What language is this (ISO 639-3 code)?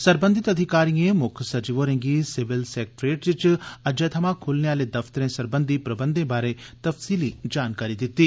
doi